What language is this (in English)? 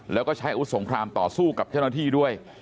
Thai